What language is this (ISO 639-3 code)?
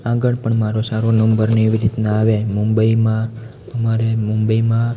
guj